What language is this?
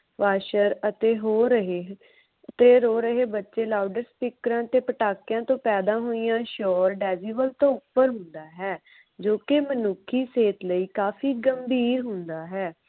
Punjabi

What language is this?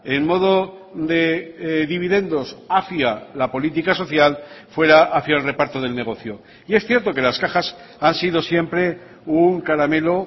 Spanish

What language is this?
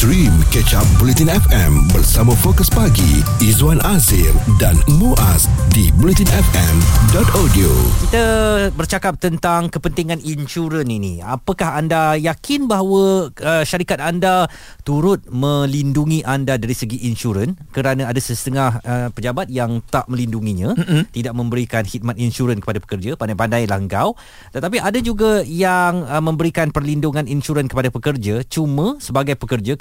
Malay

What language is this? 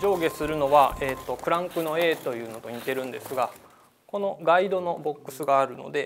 Japanese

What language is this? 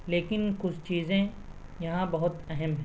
Urdu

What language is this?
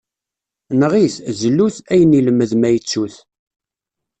Kabyle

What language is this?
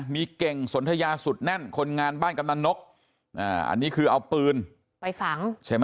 Thai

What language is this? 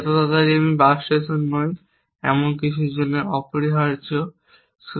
Bangla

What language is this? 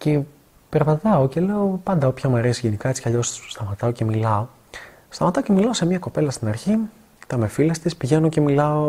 Greek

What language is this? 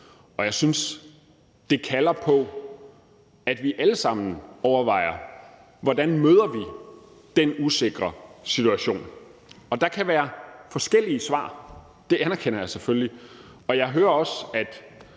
Danish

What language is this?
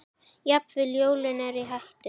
Icelandic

